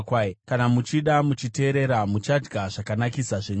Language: Shona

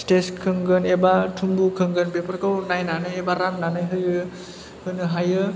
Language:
Bodo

